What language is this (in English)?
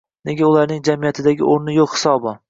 Uzbek